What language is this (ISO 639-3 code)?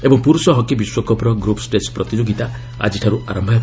ori